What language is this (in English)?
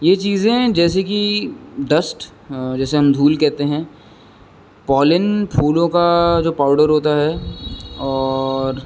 Urdu